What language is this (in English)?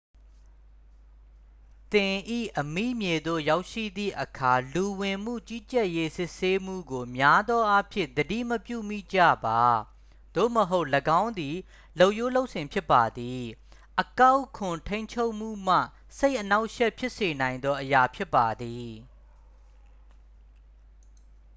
Burmese